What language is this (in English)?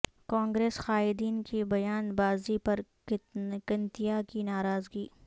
Urdu